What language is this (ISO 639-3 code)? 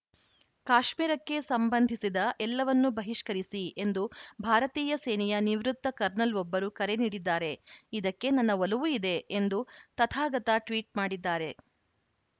kan